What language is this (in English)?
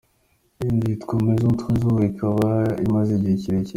Kinyarwanda